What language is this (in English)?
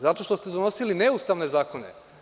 Serbian